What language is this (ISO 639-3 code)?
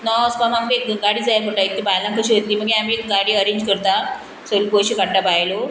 kok